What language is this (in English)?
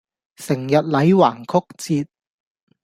Cantonese